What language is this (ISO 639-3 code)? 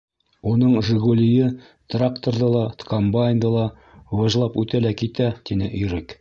bak